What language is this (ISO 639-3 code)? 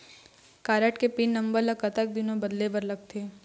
hne